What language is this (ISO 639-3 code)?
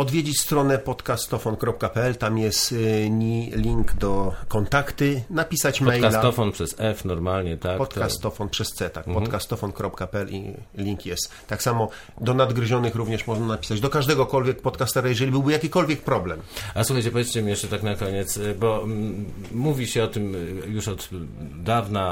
pol